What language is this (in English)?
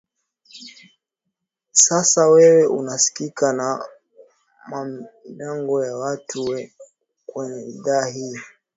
Swahili